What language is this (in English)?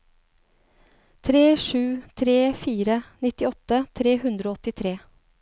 Norwegian